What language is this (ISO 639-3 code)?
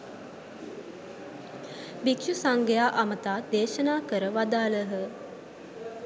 sin